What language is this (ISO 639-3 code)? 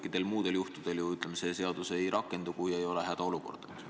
est